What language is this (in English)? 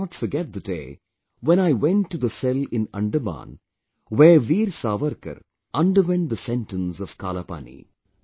English